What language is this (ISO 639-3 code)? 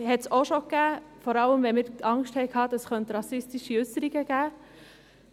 gsw